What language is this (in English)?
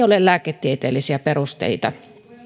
Finnish